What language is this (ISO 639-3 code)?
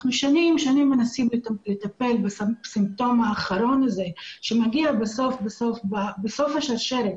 heb